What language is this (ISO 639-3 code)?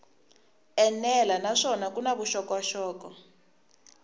tso